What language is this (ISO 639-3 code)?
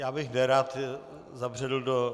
ces